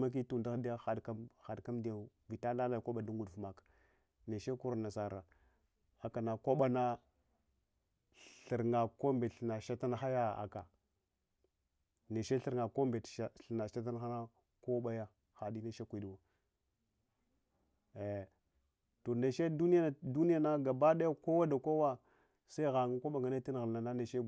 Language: Hwana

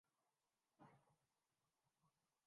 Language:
Urdu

